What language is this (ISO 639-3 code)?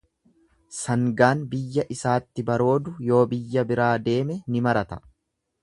orm